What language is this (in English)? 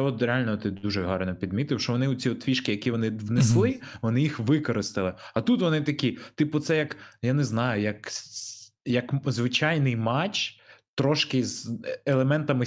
Ukrainian